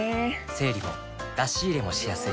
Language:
Japanese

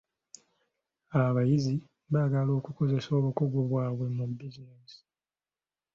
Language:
Ganda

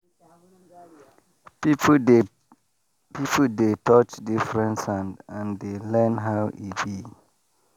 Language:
Nigerian Pidgin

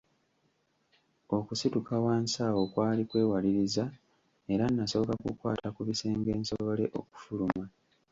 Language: Ganda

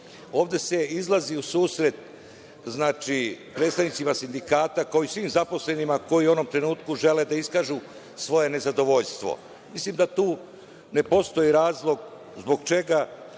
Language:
Serbian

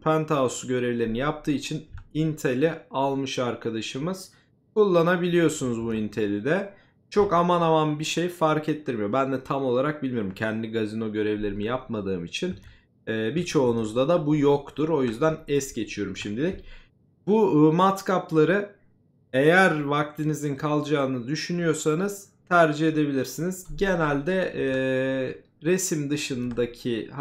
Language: Turkish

